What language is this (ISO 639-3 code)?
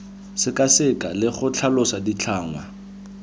tsn